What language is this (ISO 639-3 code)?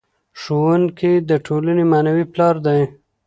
pus